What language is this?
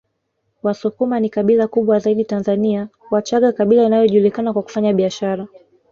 Swahili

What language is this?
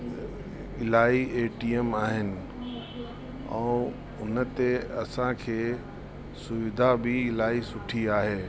Sindhi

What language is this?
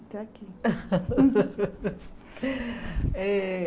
Portuguese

